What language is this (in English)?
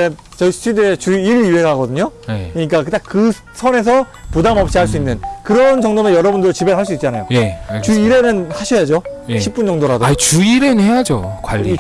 Korean